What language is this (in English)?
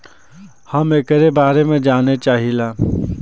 Bhojpuri